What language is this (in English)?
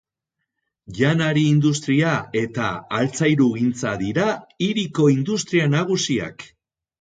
Basque